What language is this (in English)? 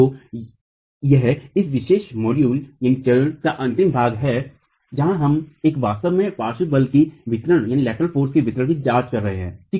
Hindi